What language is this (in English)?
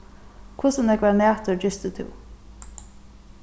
Faroese